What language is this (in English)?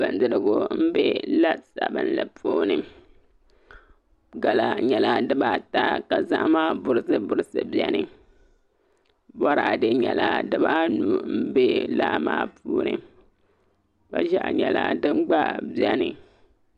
Dagbani